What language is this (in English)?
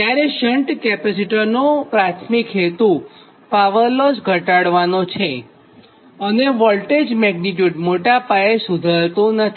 Gujarati